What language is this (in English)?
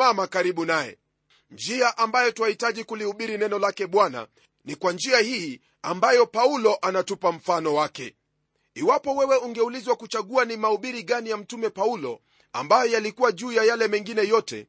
Swahili